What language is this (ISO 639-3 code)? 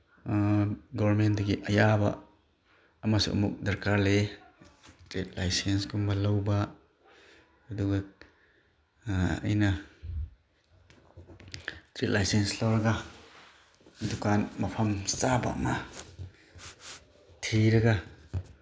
mni